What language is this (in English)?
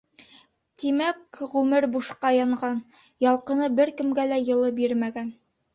Bashkir